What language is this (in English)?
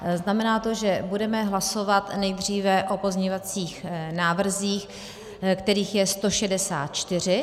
Czech